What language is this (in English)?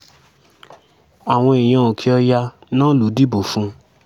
Yoruba